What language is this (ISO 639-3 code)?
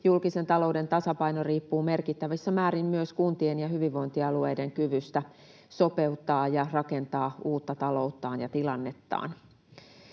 fin